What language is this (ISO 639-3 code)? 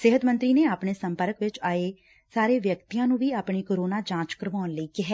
pan